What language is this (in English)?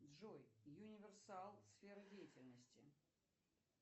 Russian